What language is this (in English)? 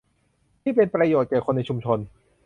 Thai